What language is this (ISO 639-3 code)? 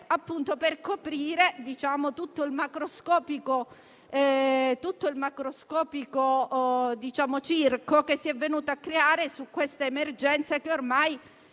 ita